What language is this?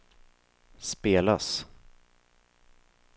Swedish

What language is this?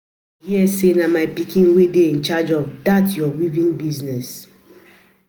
Nigerian Pidgin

